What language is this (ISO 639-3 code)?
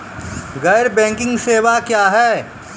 mai